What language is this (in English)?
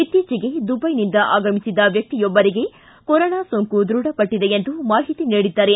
Kannada